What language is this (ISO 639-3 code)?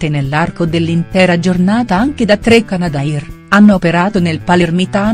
ita